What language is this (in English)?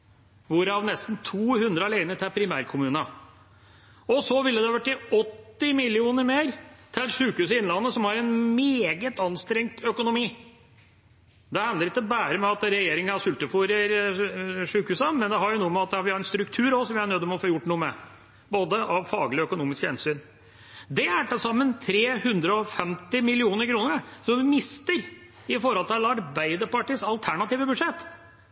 Norwegian Bokmål